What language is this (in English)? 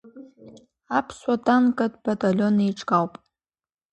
Abkhazian